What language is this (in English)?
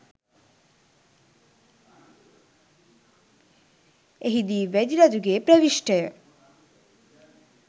Sinhala